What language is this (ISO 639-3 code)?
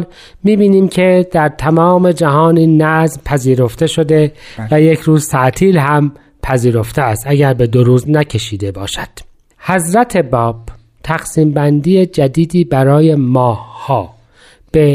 fas